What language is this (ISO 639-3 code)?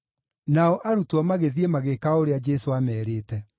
kik